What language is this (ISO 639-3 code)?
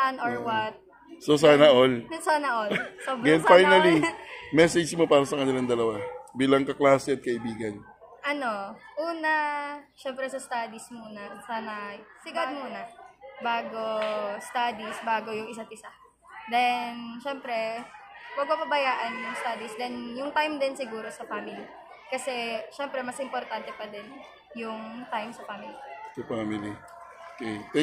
fil